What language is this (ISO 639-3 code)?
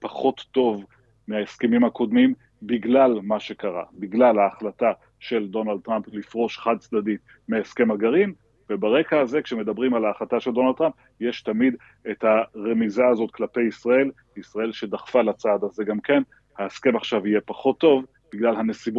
heb